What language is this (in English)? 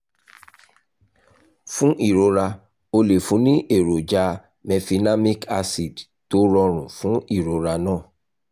Yoruba